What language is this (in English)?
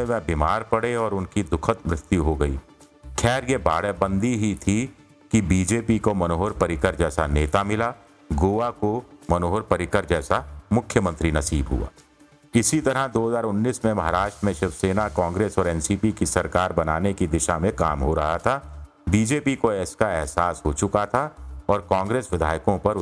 Hindi